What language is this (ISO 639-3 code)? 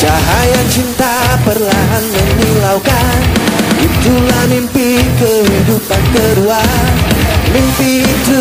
ind